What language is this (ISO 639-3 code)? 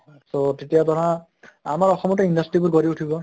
asm